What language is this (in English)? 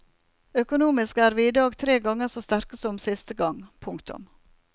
Norwegian